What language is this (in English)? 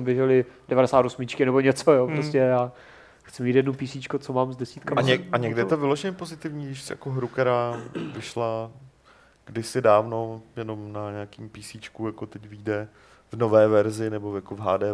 Czech